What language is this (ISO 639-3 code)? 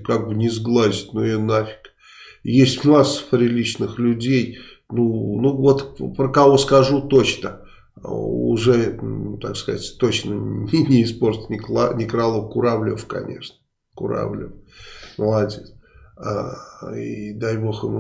rus